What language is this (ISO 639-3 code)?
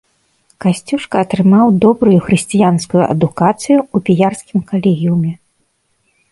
bel